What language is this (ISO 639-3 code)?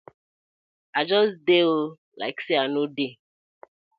pcm